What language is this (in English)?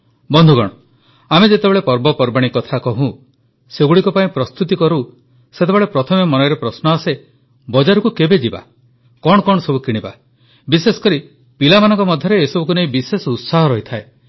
Odia